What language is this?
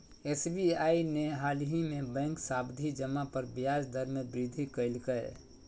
Magahi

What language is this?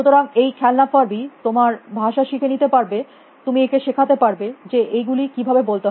Bangla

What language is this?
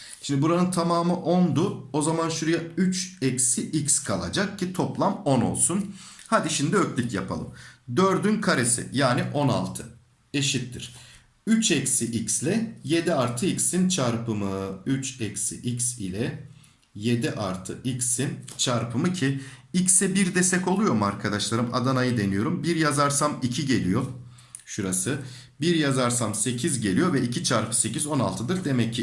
Turkish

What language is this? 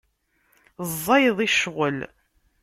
Kabyle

